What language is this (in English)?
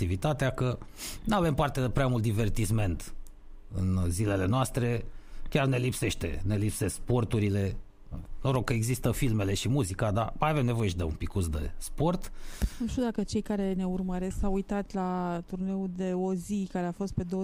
Romanian